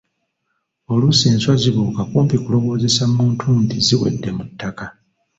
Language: Ganda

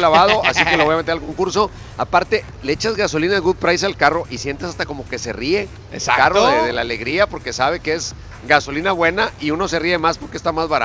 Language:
Spanish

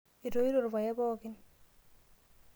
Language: Masai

